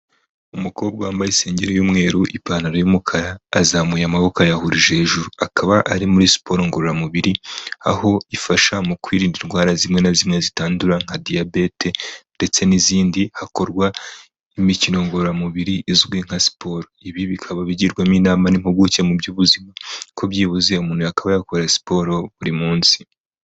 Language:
Kinyarwanda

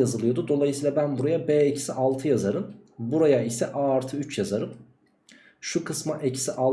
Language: Turkish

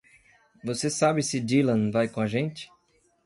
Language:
Portuguese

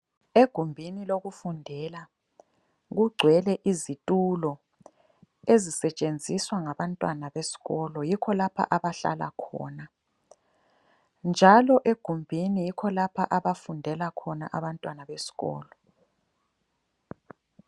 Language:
North Ndebele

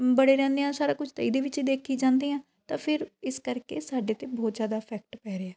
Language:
Punjabi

